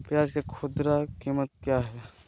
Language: Magahi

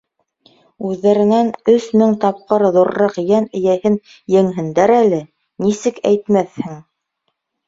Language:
Bashkir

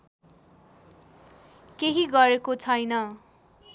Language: Nepali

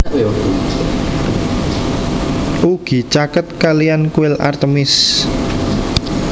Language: Javanese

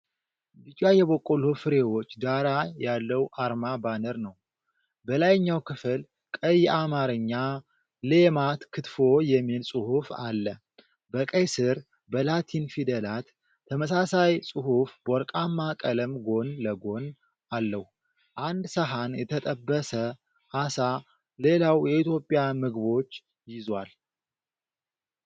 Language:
Amharic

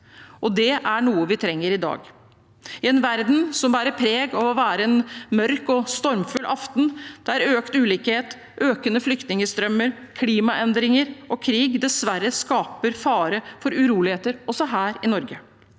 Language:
Norwegian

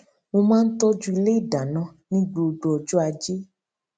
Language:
Yoruba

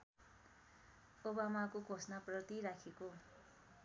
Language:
Nepali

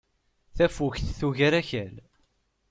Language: Kabyle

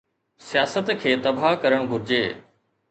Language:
Sindhi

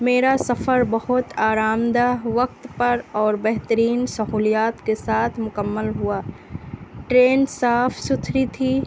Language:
Urdu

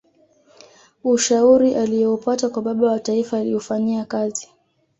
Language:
Swahili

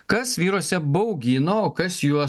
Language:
Lithuanian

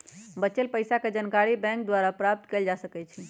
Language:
Magahi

